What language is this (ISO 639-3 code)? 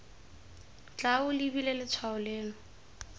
tsn